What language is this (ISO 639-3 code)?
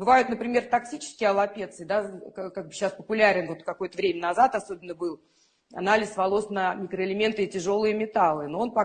rus